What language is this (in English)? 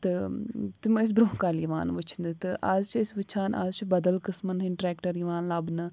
Kashmiri